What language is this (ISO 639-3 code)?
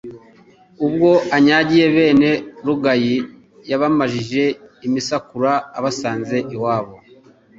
kin